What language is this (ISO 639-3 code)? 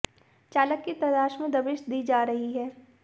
hin